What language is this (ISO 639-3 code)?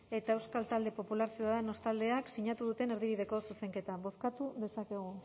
eus